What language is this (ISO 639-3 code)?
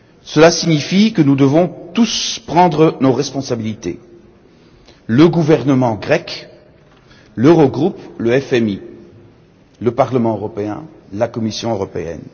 fra